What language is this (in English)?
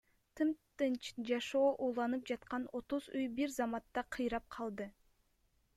Kyrgyz